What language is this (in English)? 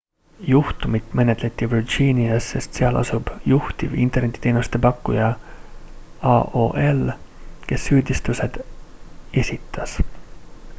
Estonian